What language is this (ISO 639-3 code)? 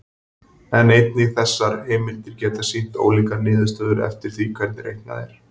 isl